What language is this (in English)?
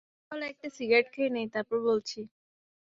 Bangla